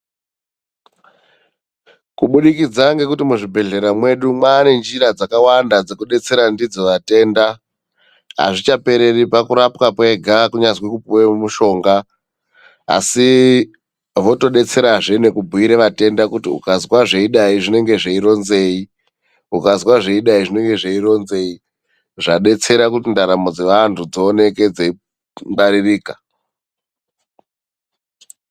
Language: Ndau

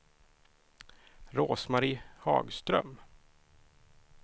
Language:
Swedish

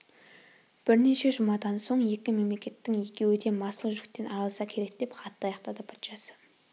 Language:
Kazakh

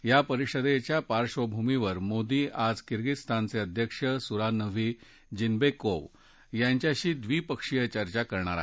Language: Marathi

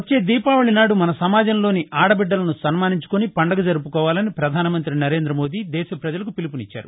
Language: Telugu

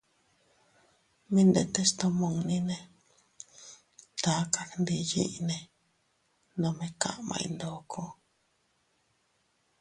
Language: Teutila Cuicatec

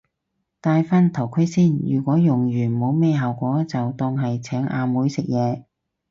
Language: Cantonese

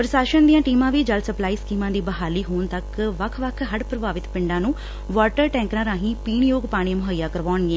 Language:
Punjabi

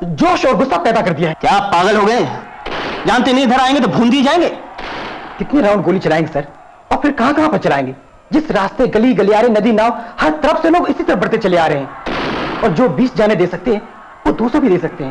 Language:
Hindi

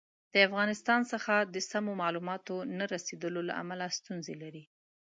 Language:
Pashto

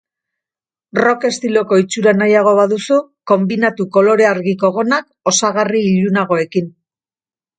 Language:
Basque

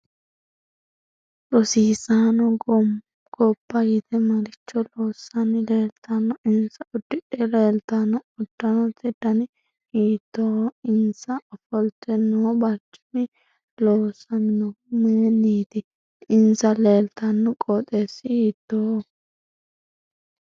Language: Sidamo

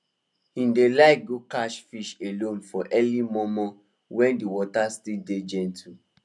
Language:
Nigerian Pidgin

